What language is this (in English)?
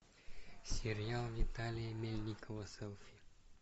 Russian